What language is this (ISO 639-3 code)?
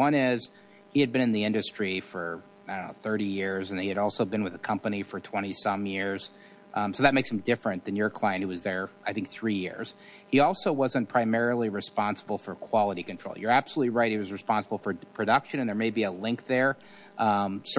eng